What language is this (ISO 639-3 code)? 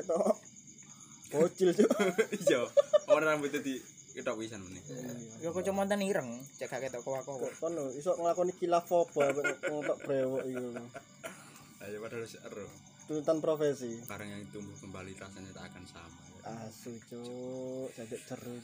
ind